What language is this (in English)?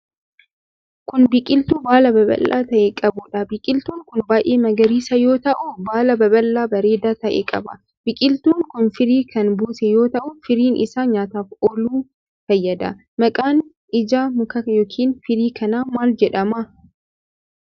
Oromo